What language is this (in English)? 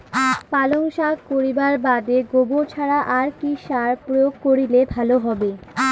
Bangla